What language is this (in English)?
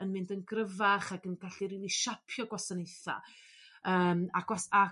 Welsh